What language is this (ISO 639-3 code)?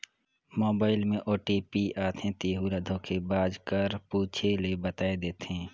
hne